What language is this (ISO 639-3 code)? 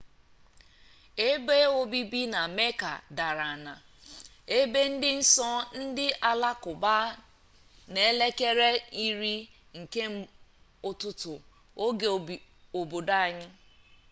ibo